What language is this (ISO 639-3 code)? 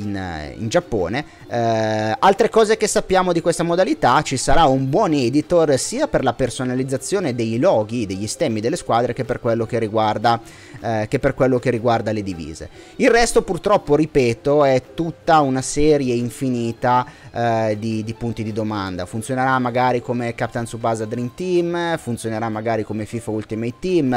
ita